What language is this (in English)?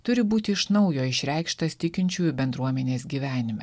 Lithuanian